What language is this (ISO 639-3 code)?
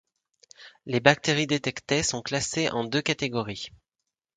fra